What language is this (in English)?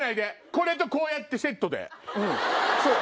Japanese